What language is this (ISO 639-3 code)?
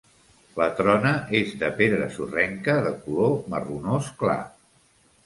cat